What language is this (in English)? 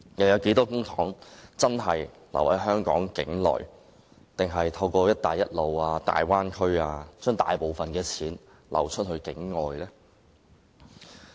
Cantonese